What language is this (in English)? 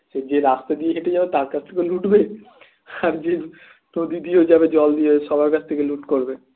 Bangla